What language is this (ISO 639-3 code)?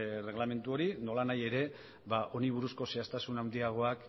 eus